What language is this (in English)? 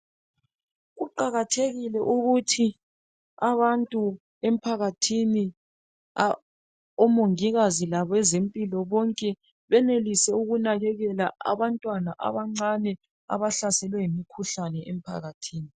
North Ndebele